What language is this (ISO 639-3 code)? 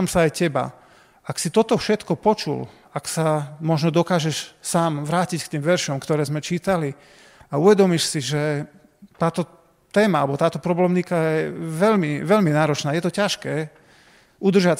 slk